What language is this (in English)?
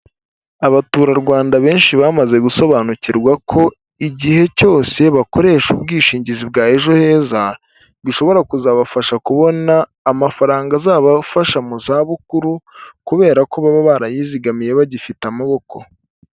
Kinyarwanda